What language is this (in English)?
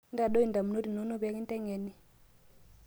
Masai